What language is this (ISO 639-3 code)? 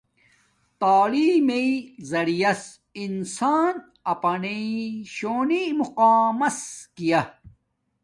dmk